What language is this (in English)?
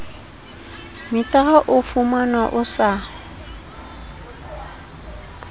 Southern Sotho